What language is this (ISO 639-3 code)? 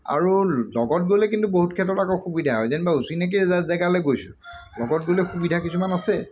asm